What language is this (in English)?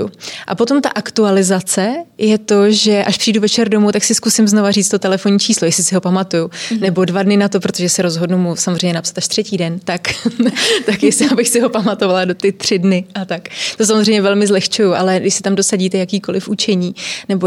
Czech